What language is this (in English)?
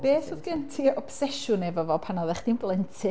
Welsh